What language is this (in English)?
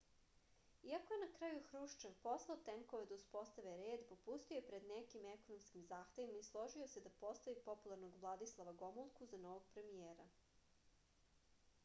Serbian